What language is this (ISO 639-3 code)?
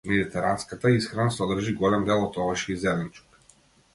mkd